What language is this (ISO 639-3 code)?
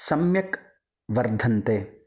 san